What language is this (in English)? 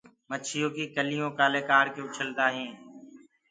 Gurgula